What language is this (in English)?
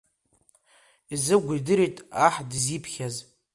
Abkhazian